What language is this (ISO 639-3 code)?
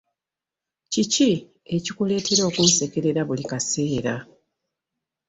lug